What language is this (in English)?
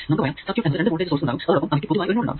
Malayalam